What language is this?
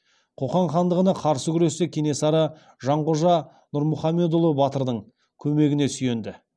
Kazakh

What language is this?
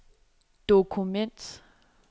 Danish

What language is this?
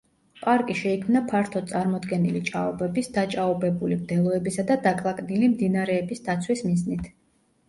Georgian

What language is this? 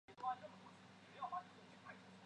Chinese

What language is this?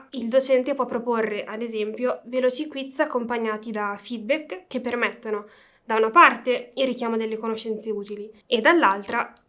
Italian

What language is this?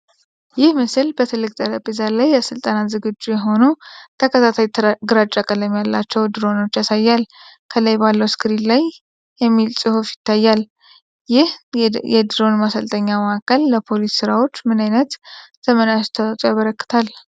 Amharic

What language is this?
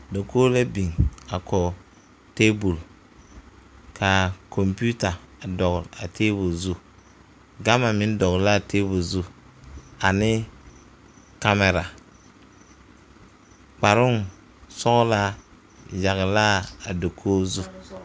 Southern Dagaare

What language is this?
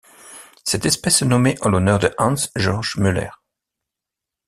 French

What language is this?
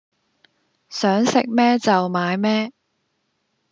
Cantonese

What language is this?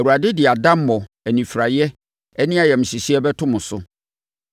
Akan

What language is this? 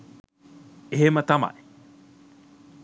Sinhala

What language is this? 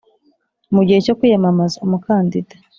Kinyarwanda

